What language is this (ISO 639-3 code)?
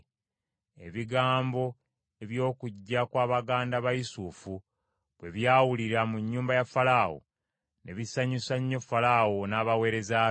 lug